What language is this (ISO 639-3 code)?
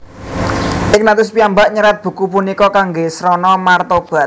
jav